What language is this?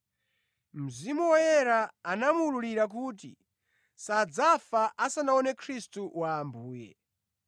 Nyanja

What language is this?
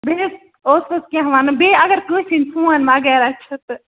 Kashmiri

